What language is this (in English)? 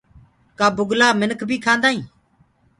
Gurgula